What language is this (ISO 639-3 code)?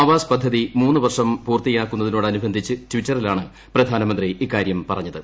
mal